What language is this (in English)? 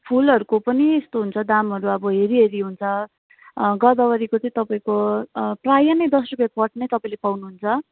Nepali